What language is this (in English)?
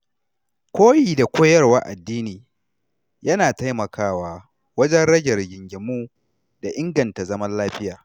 Hausa